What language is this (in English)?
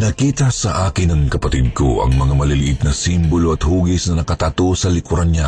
Filipino